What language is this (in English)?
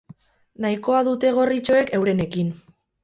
Basque